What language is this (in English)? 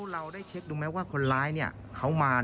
Thai